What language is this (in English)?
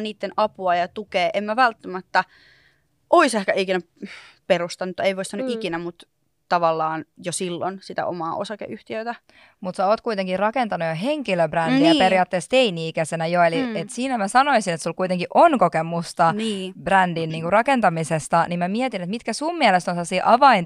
Finnish